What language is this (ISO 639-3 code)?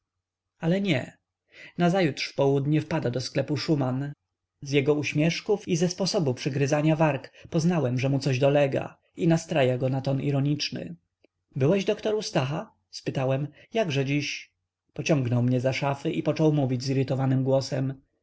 pol